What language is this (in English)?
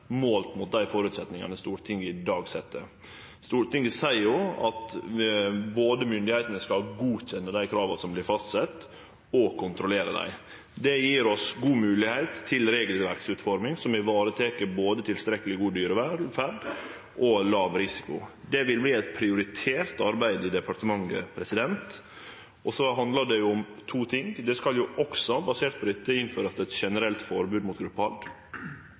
Norwegian Nynorsk